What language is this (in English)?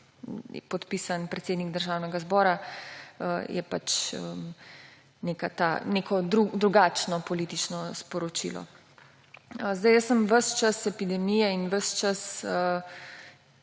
Slovenian